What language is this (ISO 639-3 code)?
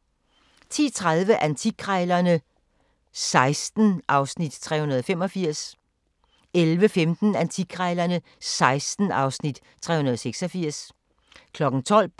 dan